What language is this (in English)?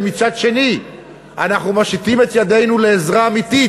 Hebrew